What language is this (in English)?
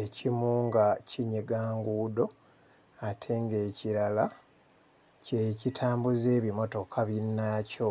Ganda